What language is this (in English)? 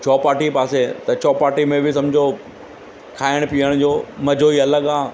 Sindhi